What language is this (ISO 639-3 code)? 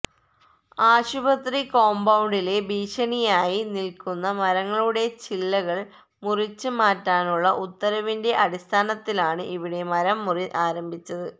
mal